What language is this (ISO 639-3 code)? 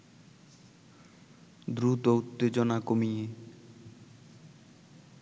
ben